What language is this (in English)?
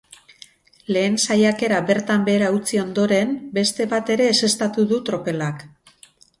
Basque